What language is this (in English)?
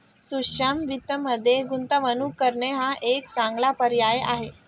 Marathi